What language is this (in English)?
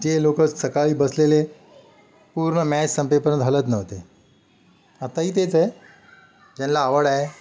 Marathi